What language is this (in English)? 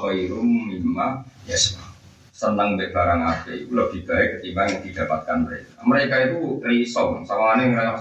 Indonesian